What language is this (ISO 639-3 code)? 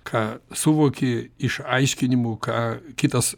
lit